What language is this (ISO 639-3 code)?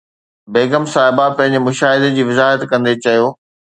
snd